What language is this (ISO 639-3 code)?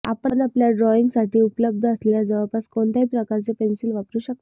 mar